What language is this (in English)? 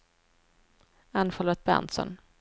Swedish